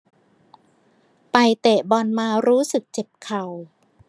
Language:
Thai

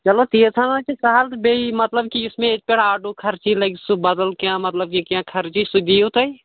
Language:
Kashmiri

